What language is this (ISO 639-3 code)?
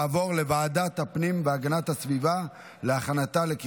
heb